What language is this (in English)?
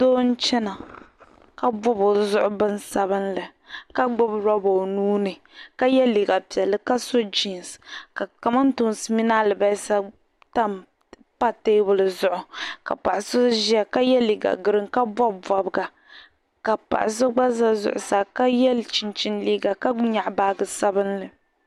Dagbani